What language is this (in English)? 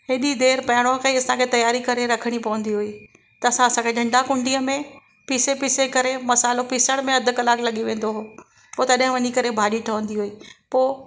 Sindhi